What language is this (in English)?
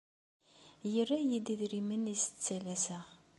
Kabyle